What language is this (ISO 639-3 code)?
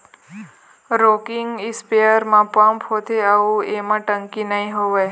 hne